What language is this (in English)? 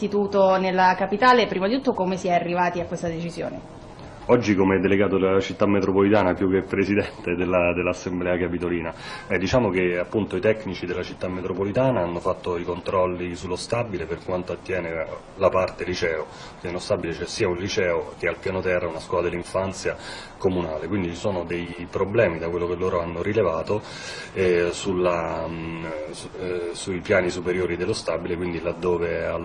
Italian